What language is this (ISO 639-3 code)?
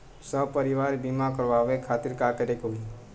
bho